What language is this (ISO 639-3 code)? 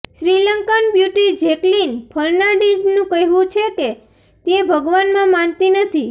guj